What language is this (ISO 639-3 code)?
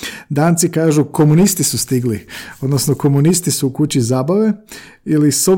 hrv